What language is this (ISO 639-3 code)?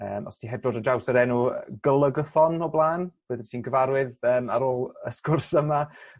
cym